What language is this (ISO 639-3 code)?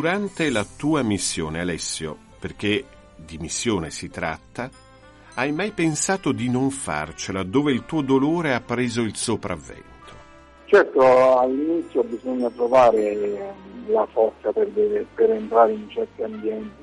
ita